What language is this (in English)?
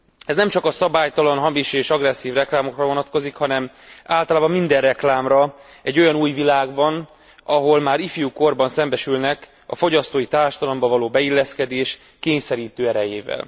Hungarian